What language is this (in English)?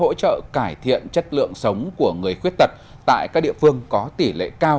Vietnamese